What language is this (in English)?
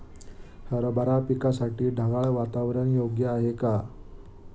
Marathi